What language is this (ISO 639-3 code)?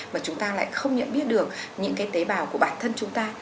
vie